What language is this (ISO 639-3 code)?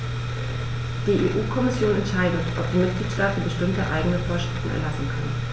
deu